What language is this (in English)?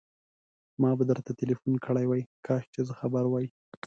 Pashto